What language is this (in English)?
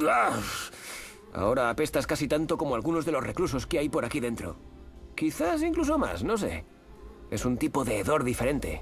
Spanish